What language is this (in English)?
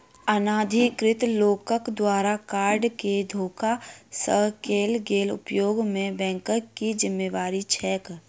Maithili